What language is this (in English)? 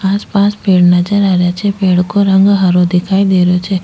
Rajasthani